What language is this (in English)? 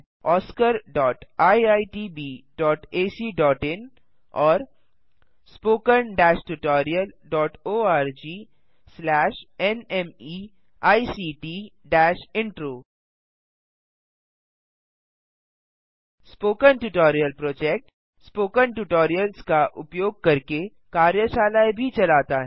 Hindi